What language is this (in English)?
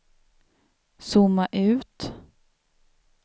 Swedish